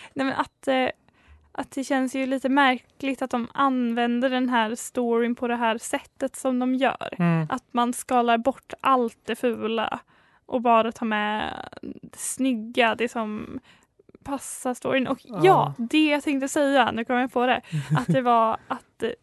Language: Swedish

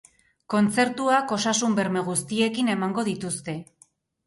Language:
Basque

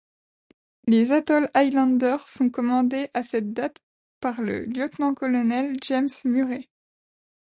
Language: French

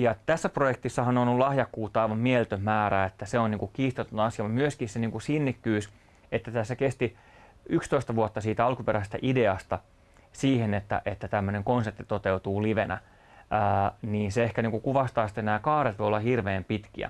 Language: Finnish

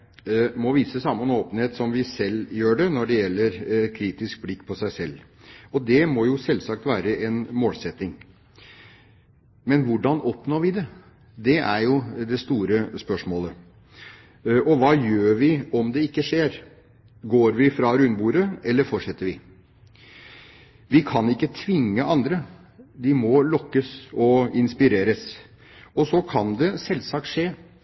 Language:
Norwegian Bokmål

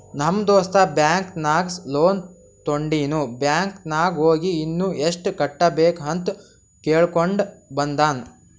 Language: Kannada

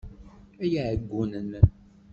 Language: Kabyle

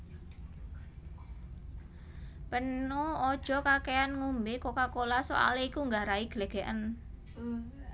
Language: Javanese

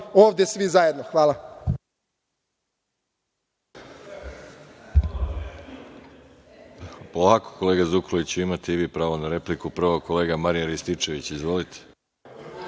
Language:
Serbian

